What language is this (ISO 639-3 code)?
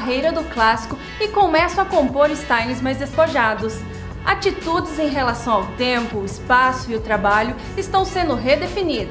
por